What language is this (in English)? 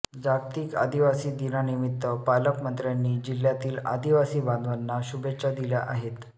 Marathi